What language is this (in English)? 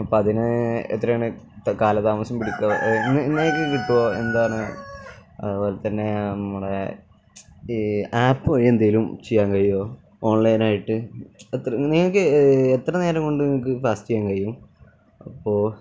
Malayalam